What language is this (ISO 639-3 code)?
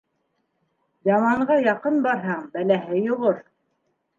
bak